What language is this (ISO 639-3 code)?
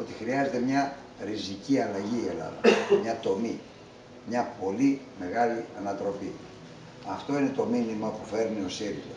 ell